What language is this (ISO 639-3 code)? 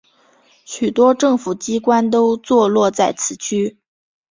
zho